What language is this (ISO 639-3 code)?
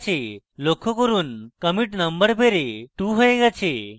ben